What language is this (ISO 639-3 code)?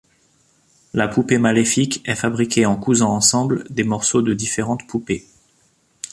fra